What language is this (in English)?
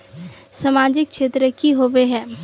Magahi